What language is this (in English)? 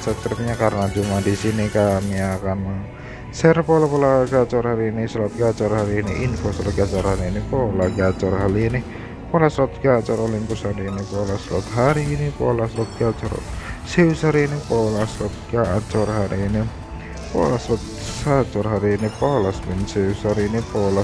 Indonesian